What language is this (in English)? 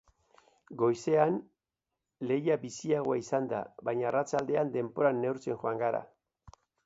Basque